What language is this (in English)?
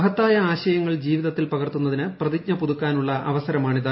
Malayalam